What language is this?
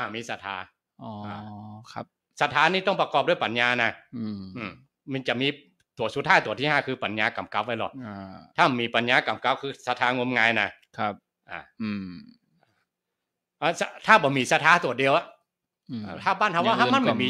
Thai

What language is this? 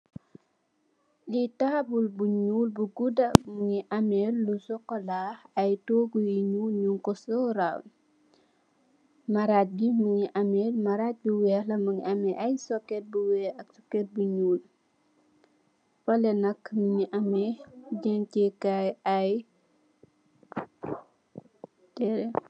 Wolof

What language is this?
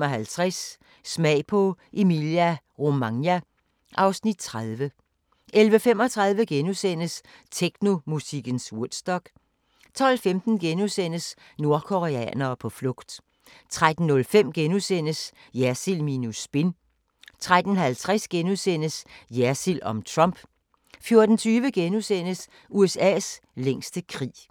Danish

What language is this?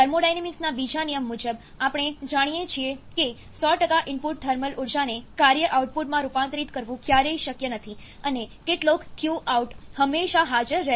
Gujarati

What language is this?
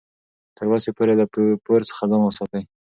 Pashto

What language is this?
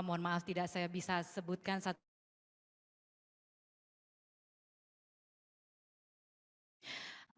Indonesian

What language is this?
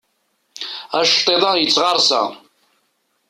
Kabyle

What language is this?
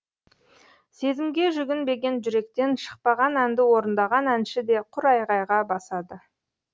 Kazakh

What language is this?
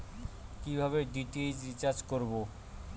Bangla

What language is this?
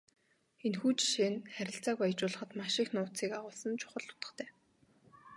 Mongolian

